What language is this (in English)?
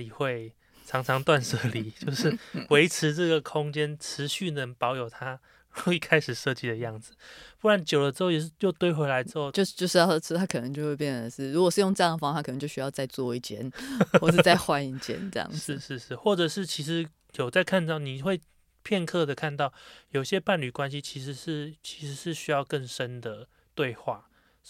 Chinese